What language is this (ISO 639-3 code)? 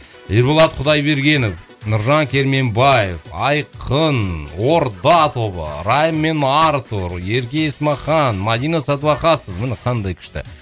kaz